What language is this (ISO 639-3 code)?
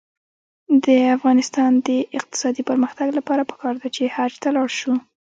pus